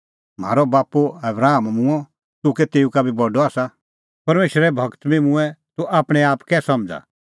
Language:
Kullu Pahari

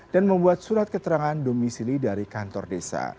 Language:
Indonesian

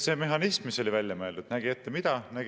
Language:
Estonian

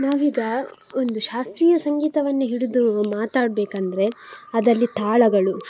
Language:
Kannada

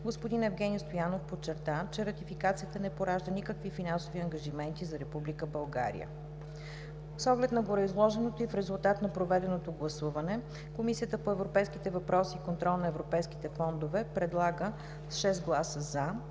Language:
Bulgarian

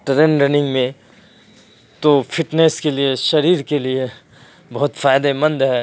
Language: Urdu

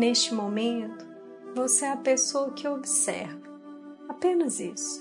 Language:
Portuguese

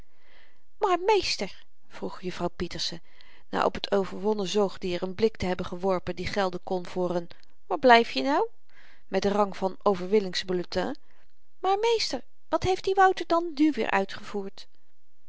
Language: Dutch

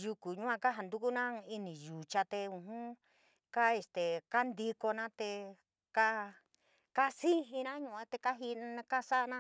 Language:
San Miguel El Grande Mixtec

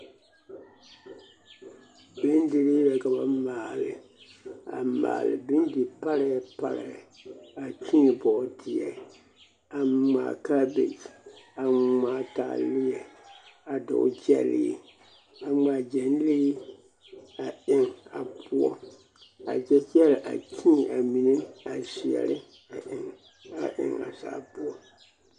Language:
Southern Dagaare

